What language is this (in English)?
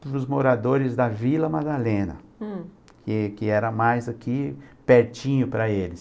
Portuguese